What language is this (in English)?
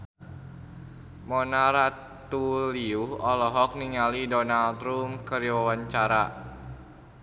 Sundanese